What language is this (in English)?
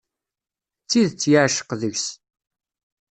Kabyle